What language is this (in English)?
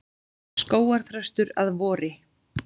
Icelandic